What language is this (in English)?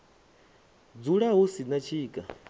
Venda